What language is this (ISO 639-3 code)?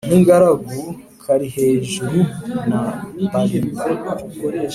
kin